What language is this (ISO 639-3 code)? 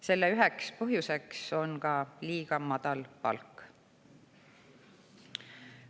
est